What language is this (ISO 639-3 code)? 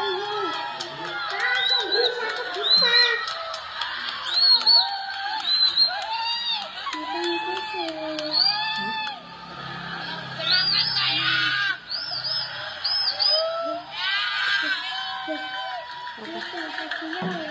msa